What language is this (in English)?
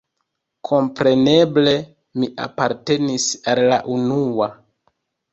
Esperanto